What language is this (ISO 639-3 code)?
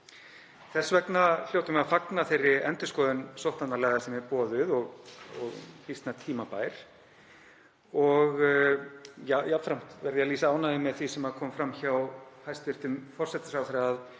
isl